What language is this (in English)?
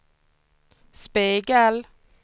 Swedish